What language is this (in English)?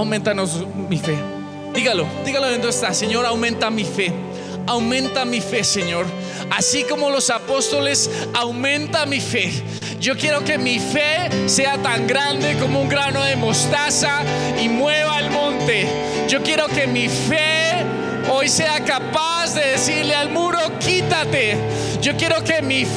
Spanish